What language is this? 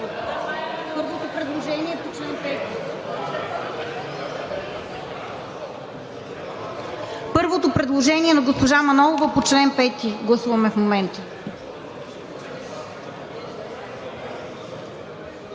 Bulgarian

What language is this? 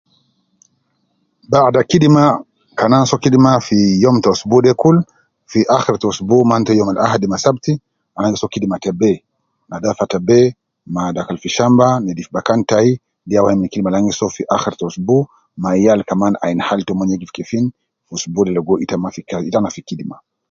Nubi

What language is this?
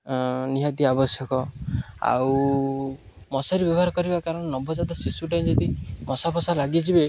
Odia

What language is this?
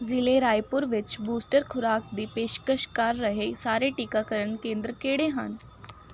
Punjabi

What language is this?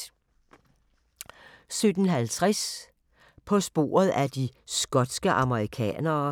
Danish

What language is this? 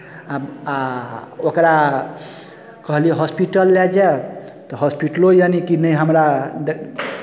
Maithili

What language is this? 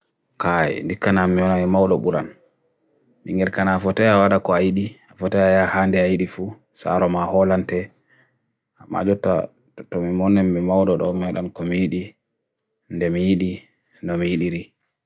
Bagirmi Fulfulde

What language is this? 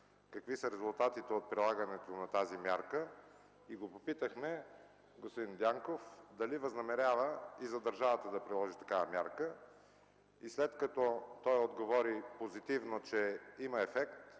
Bulgarian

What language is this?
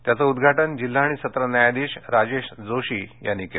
Marathi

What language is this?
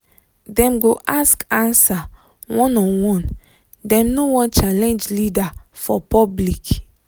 Nigerian Pidgin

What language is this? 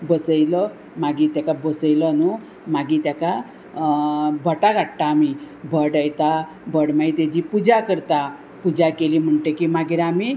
Konkani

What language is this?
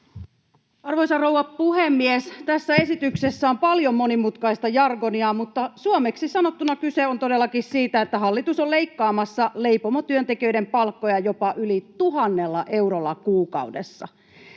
Finnish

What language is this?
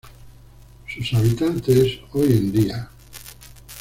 Spanish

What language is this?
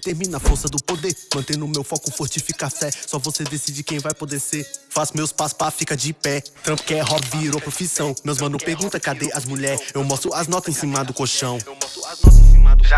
Portuguese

